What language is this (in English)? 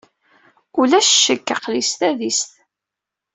Kabyle